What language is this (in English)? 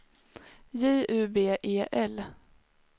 Swedish